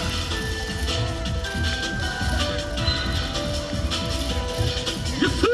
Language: Japanese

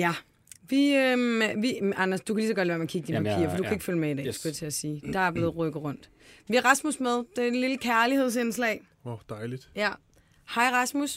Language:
Danish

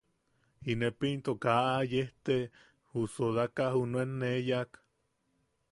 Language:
Yaqui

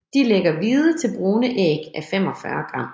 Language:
Danish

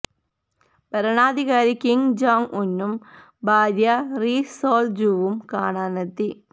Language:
Malayalam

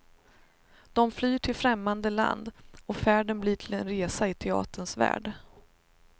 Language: Swedish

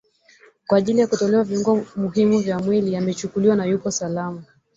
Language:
Swahili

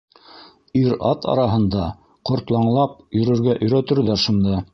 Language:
Bashkir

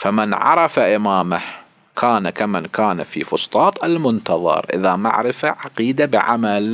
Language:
Arabic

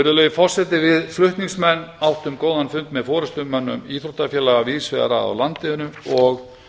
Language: Icelandic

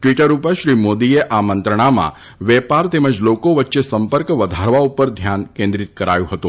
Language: Gujarati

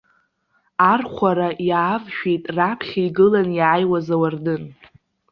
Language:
Abkhazian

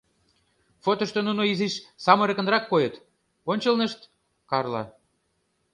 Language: Mari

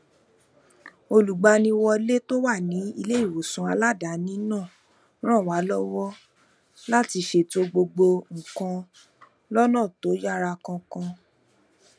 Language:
Yoruba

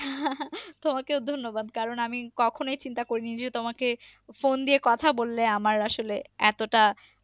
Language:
Bangla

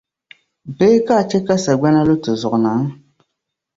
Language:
Dagbani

